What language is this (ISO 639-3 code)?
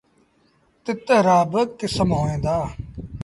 sbn